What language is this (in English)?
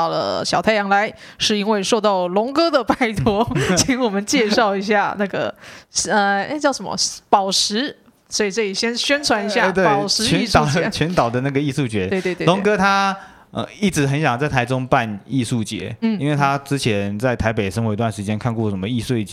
Chinese